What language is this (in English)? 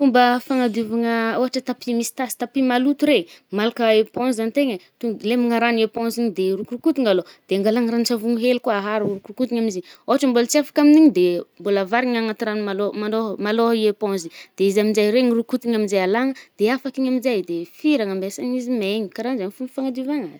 Northern Betsimisaraka Malagasy